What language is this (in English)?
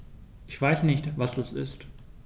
German